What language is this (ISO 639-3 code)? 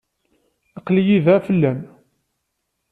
kab